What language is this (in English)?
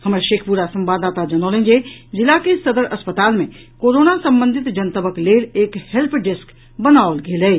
Maithili